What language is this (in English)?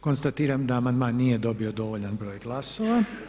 Croatian